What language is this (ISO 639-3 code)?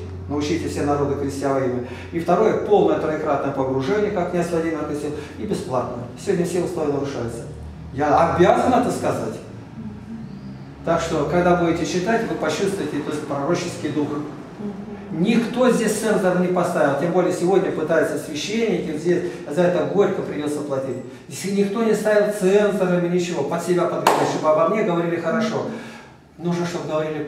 rus